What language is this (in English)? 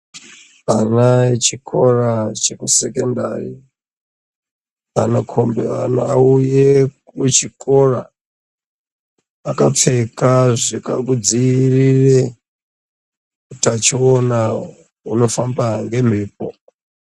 Ndau